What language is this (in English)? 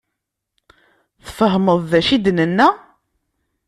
Kabyle